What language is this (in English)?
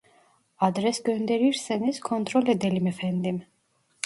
Turkish